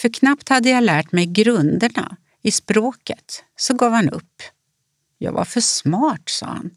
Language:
Swedish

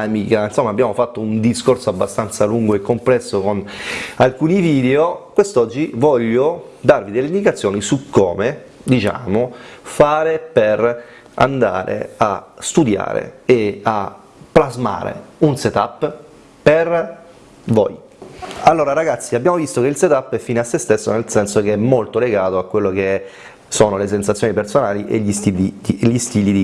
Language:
Italian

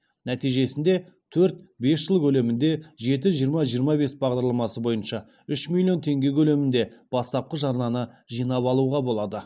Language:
Kazakh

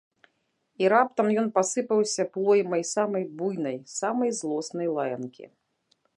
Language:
Belarusian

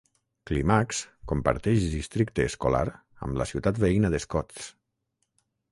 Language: Catalan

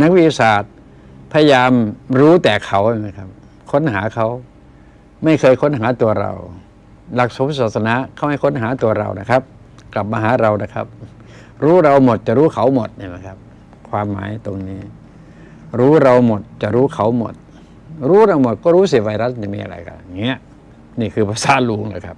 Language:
Thai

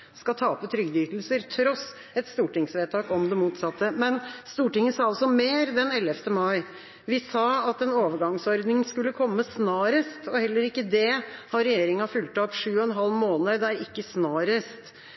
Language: Norwegian Nynorsk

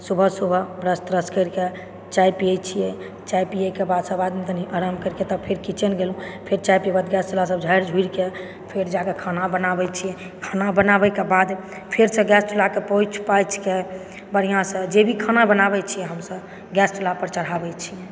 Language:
Maithili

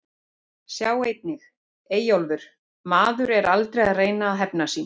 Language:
Icelandic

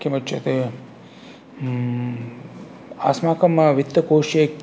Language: Sanskrit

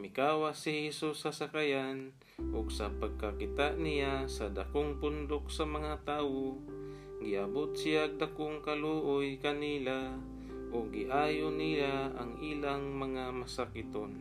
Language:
Filipino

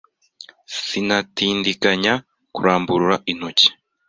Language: Kinyarwanda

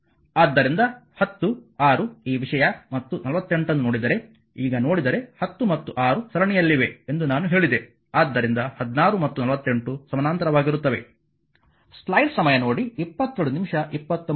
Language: Kannada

